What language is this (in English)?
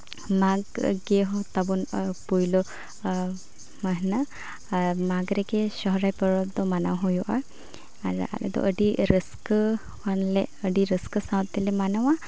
Santali